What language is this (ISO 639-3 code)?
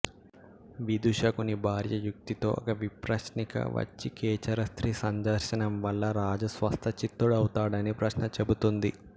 tel